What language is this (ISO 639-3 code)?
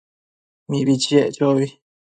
mcf